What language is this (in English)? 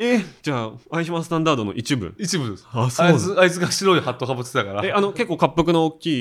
Japanese